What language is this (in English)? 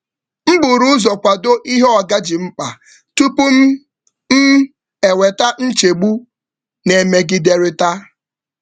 Igbo